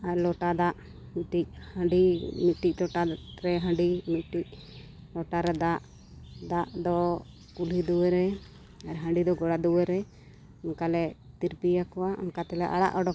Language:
Santali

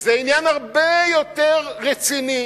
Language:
Hebrew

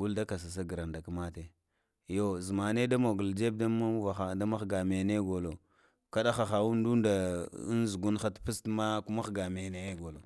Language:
Lamang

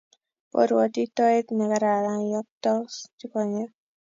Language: Kalenjin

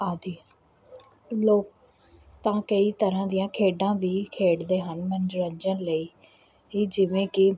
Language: Punjabi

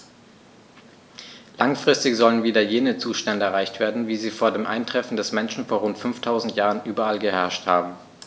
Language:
German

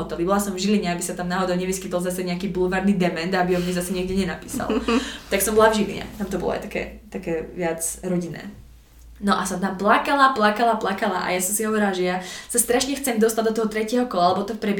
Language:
Slovak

